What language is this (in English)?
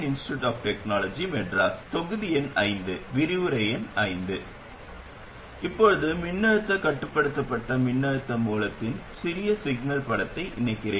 Tamil